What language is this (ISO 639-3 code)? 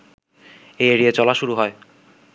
ben